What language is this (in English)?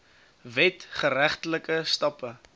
Afrikaans